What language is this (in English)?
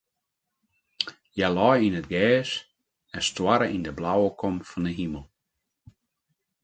Western Frisian